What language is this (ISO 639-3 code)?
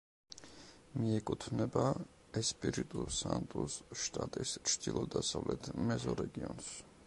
kat